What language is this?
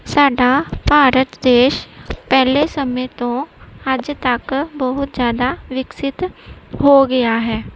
Punjabi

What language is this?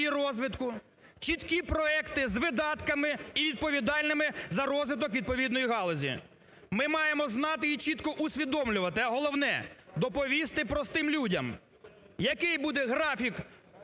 Ukrainian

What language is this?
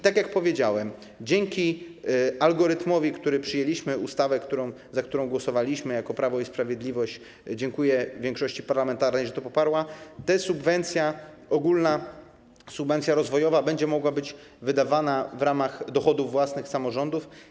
Polish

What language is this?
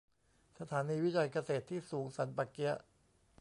Thai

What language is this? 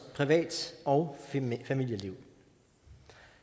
Danish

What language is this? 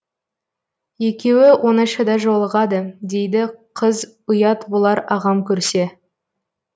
Kazakh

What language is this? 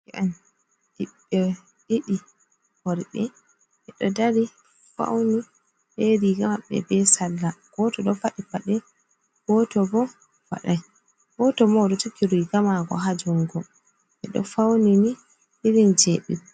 Fula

